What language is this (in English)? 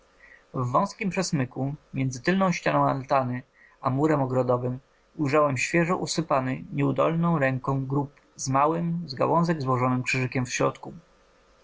Polish